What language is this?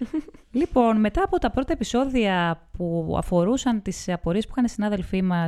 Greek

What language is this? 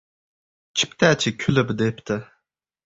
Uzbek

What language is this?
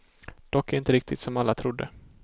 Swedish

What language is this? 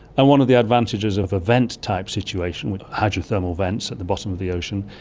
English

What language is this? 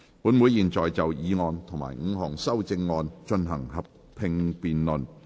Cantonese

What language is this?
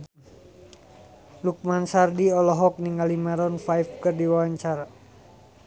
Sundanese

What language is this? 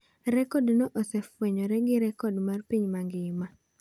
Luo (Kenya and Tanzania)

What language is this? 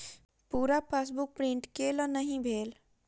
Maithili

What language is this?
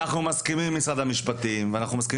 Hebrew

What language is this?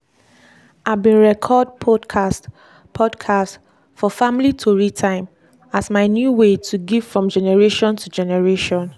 Nigerian Pidgin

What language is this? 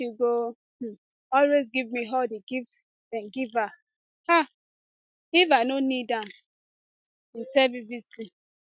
Nigerian Pidgin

